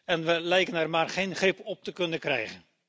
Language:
Dutch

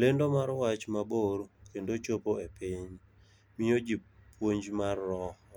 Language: Luo (Kenya and Tanzania)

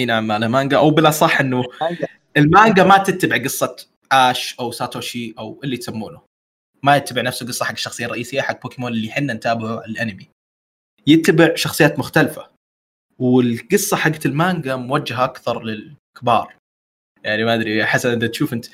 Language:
Arabic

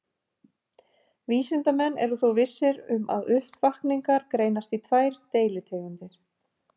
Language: Icelandic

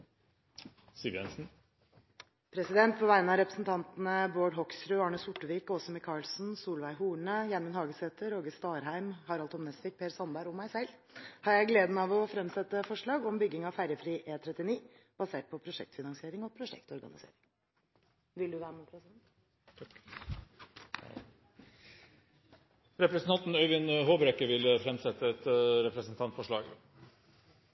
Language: Norwegian Nynorsk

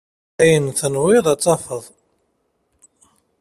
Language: Kabyle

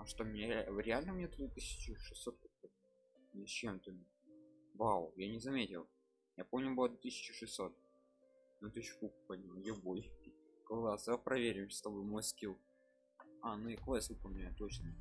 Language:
Russian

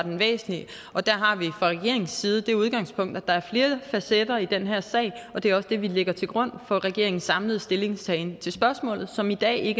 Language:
Danish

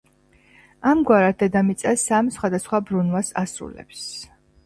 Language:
Georgian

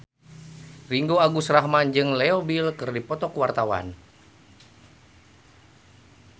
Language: Sundanese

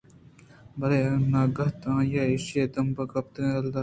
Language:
Eastern Balochi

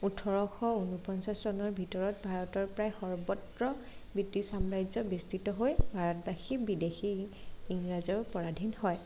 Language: Assamese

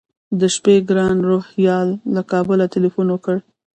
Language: Pashto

